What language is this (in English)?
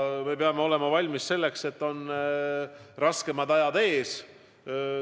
Estonian